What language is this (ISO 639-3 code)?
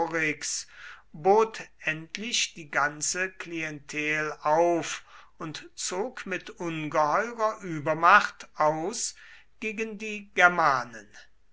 deu